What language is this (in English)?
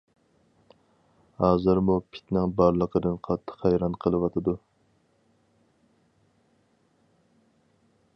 Uyghur